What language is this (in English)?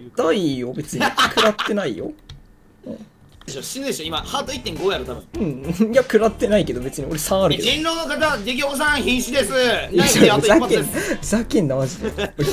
Japanese